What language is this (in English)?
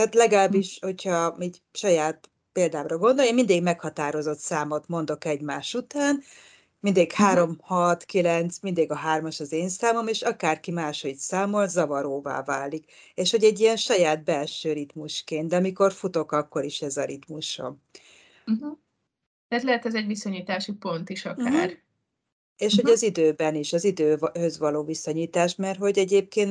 Hungarian